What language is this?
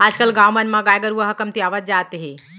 Chhattisgarhi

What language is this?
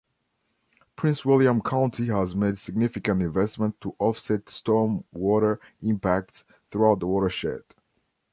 English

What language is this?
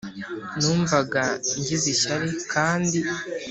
Kinyarwanda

